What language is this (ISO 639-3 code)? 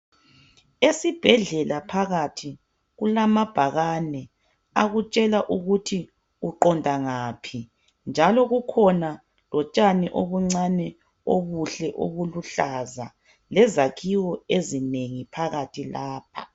nde